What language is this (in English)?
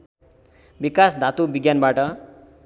Nepali